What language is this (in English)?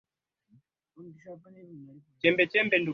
Swahili